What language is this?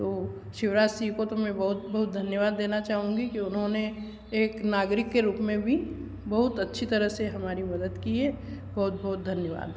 Hindi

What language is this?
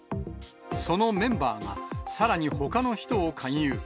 Japanese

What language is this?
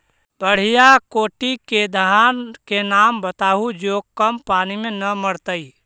Magahi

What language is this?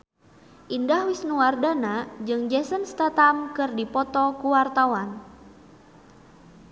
Sundanese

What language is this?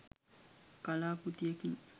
Sinhala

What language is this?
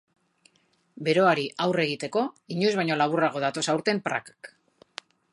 Basque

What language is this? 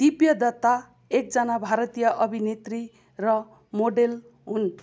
Nepali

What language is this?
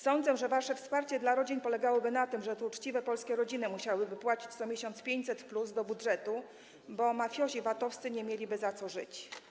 Polish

